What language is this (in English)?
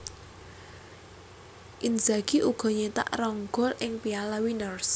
Javanese